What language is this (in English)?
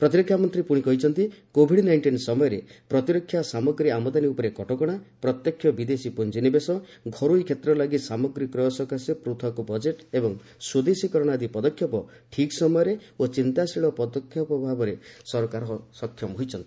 Odia